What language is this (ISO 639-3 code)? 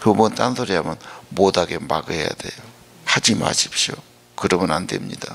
kor